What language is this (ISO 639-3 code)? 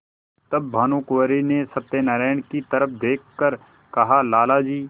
hin